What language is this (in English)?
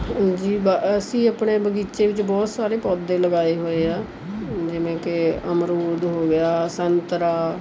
Punjabi